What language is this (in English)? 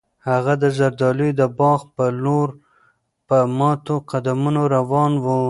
Pashto